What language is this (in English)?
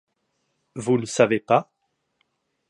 French